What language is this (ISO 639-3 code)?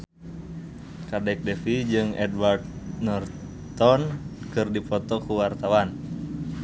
sun